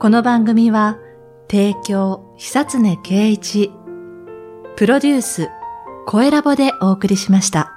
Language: Japanese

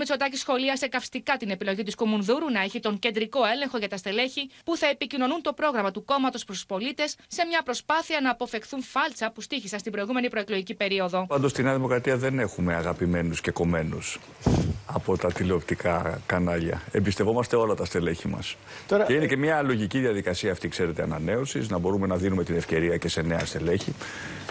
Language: Greek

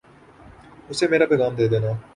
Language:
Urdu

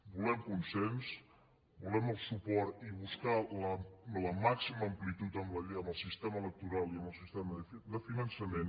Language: Catalan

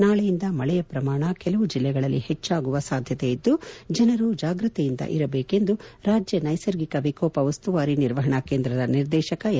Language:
Kannada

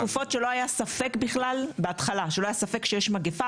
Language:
Hebrew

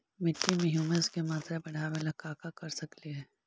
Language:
Magahi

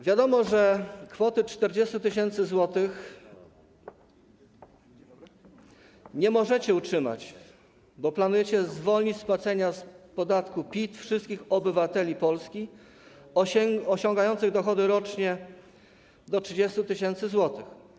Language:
Polish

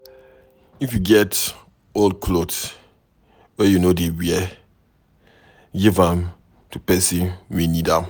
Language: Nigerian Pidgin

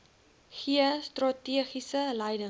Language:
Afrikaans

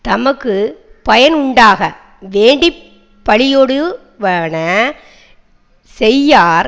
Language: Tamil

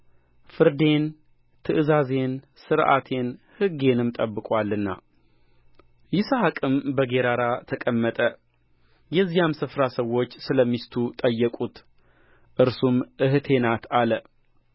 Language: Amharic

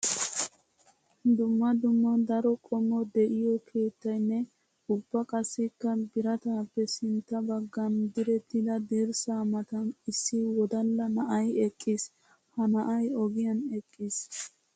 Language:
Wolaytta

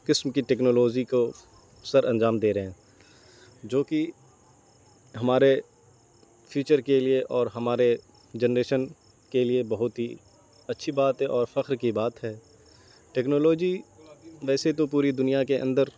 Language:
Urdu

